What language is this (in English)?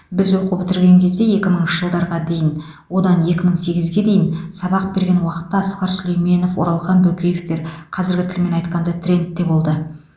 Kazakh